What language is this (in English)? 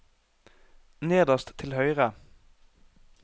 Norwegian